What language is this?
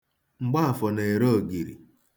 Igbo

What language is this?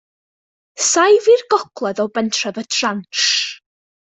Welsh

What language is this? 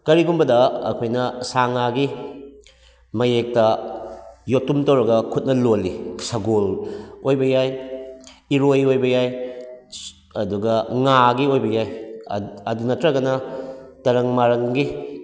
Manipuri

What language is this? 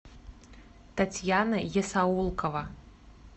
Russian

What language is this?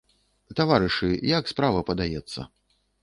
Belarusian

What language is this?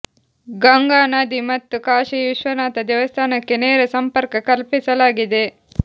Kannada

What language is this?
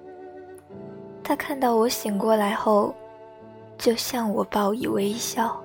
Chinese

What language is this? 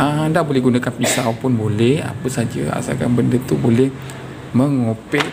Malay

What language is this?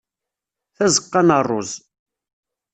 Kabyle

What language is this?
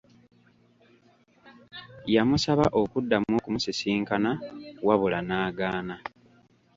Ganda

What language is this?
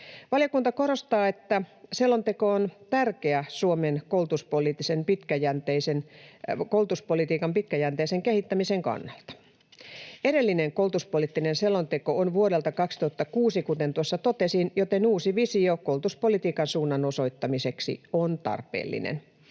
Finnish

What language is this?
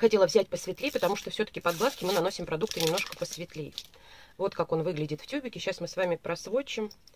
Russian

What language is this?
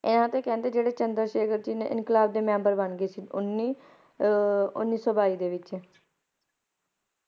Punjabi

